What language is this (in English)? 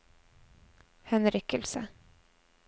Norwegian